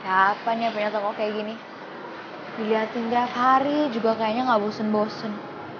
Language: Indonesian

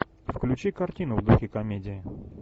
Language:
Russian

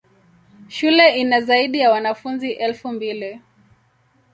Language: Swahili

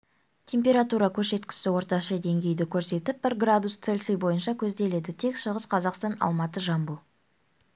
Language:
Kazakh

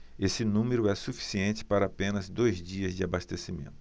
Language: Portuguese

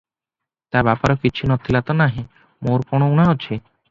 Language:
Odia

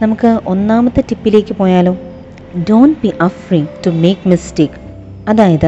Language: Malayalam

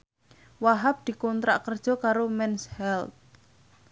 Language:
Javanese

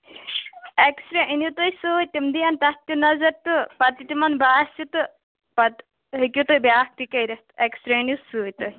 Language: Kashmiri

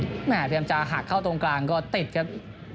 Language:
Thai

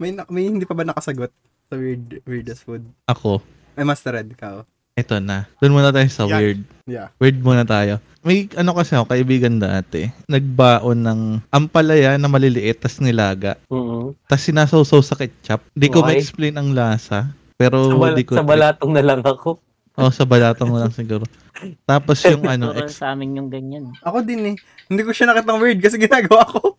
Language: Filipino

